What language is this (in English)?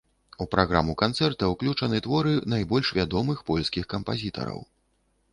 Belarusian